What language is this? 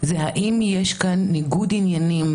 Hebrew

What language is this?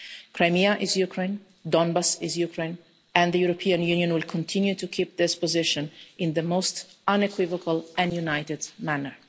English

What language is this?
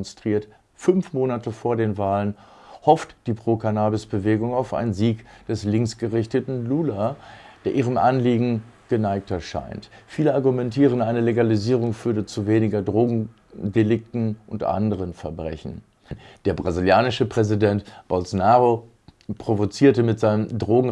German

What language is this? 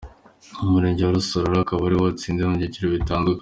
Kinyarwanda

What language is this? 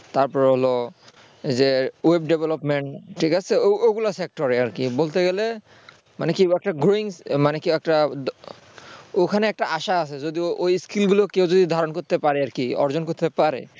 Bangla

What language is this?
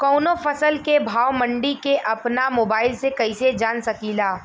Bhojpuri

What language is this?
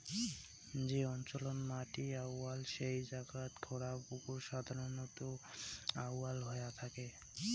Bangla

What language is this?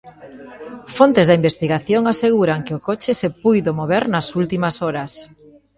Galician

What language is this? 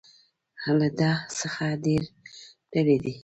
Pashto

